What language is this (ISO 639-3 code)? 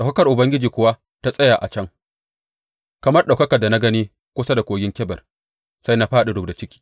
hau